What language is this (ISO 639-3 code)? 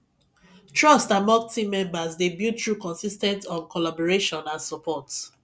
pcm